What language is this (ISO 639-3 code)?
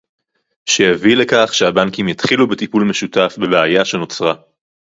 heb